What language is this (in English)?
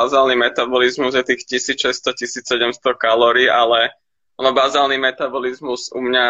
Slovak